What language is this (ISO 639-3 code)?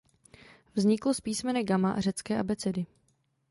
ces